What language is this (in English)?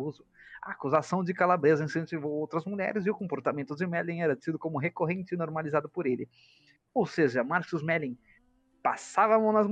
Portuguese